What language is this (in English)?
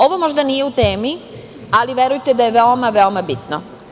Serbian